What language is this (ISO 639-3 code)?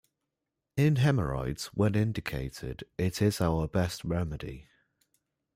eng